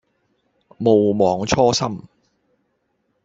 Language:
Cantonese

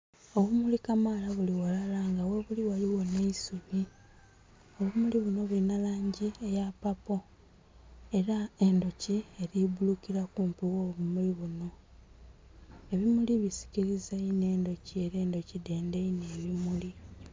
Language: Soga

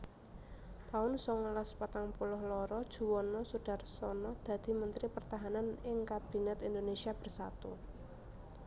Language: Javanese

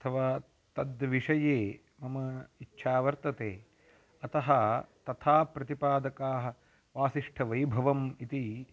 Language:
Sanskrit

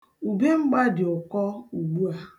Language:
Igbo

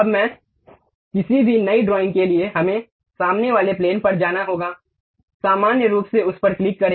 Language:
Hindi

